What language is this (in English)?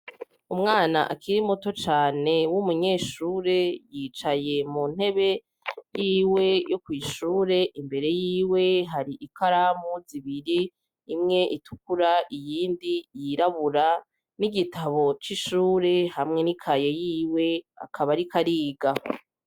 Rundi